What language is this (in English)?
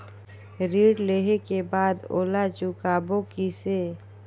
Chhattisgarhi